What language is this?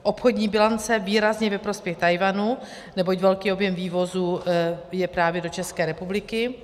Czech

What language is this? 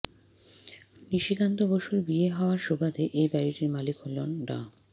Bangla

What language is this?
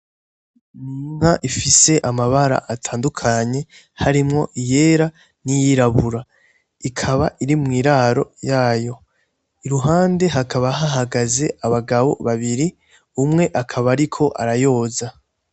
Rundi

